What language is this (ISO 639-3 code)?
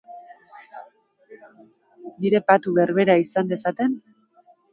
eus